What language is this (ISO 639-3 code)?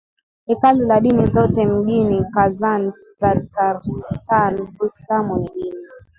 swa